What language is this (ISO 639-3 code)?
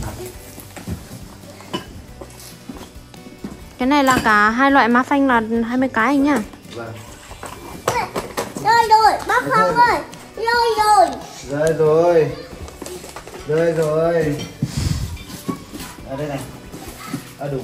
vie